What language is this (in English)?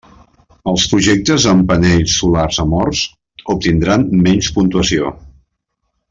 Catalan